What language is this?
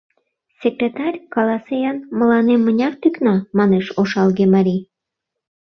Mari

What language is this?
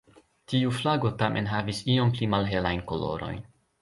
Esperanto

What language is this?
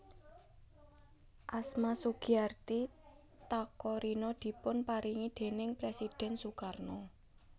Javanese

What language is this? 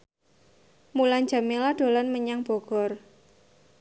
Javanese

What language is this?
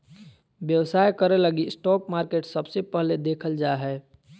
Magahi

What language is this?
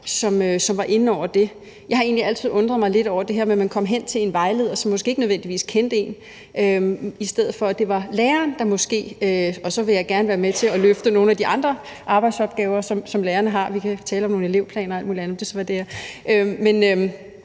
Danish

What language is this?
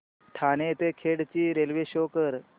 Marathi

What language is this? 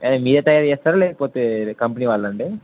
Telugu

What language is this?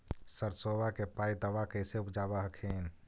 Magahi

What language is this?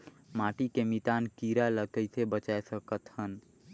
Chhattisgarhi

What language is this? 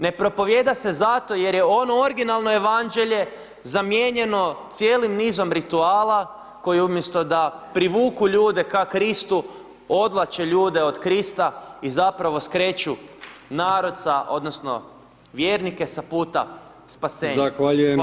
Croatian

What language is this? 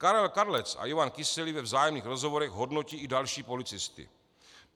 Czech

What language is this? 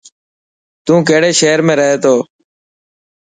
Dhatki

